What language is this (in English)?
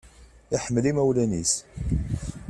Kabyle